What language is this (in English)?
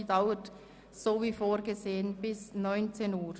Swiss German